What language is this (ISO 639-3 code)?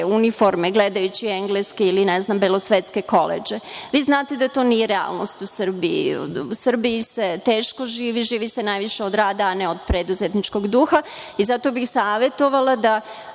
srp